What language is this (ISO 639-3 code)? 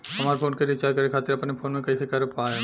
bho